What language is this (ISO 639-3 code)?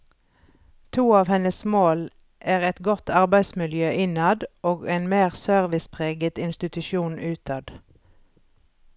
nor